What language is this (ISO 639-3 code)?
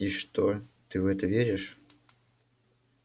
rus